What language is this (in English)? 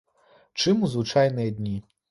Belarusian